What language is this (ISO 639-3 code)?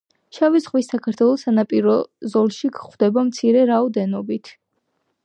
kat